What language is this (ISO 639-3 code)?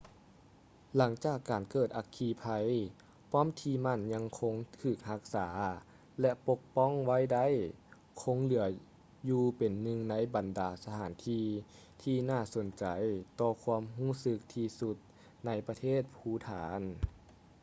lao